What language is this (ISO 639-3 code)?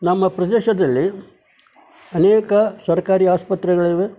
kan